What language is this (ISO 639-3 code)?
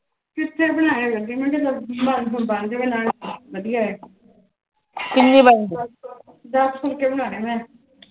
pan